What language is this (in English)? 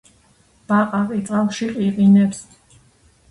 Georgian